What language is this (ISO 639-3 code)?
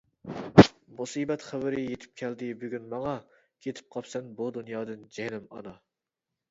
uig